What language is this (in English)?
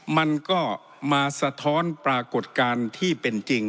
Thai